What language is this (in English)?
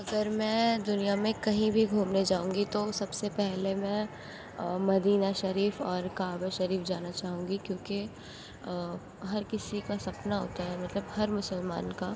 Urdu